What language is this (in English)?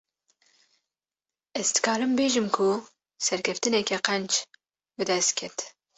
Kurdish